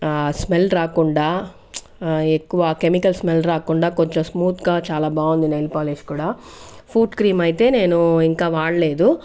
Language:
Telugu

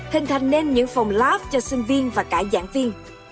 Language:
Vietnamese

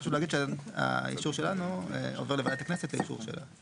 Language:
Hebrew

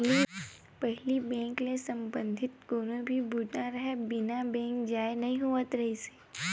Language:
Chhattisgarhi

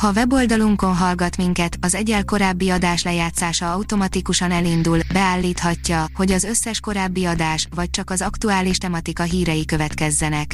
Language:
Hungarian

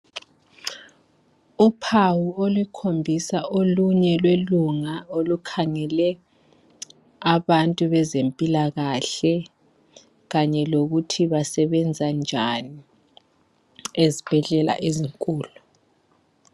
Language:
North Ndebele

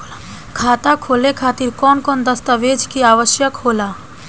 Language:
Bhojpuri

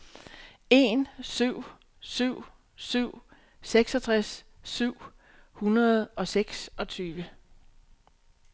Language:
Danish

